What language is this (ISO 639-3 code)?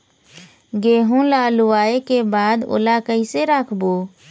hne